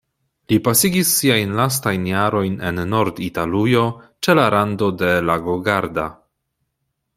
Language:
Esperanto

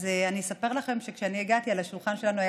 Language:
Hebrew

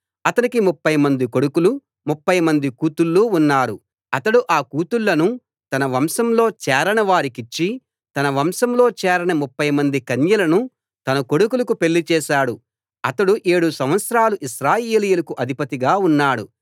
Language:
Telugu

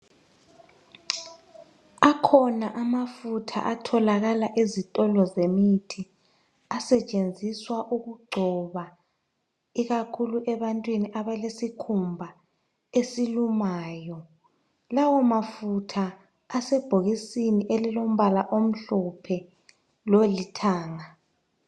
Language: North Ndebele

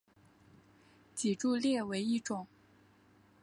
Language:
Chinese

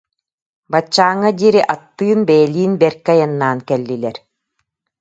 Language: Yakut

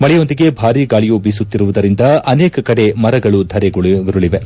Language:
Kannada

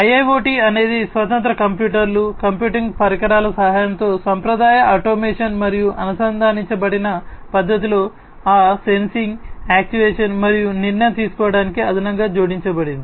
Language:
Telugu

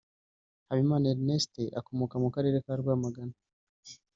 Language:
Kinyarwanda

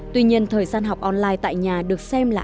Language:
Vietnamese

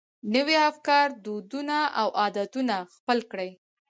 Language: Pashto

